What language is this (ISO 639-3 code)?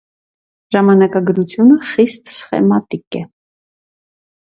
hye